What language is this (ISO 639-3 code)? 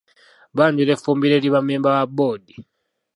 lug